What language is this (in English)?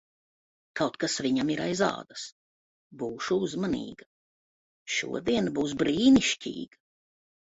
Latvian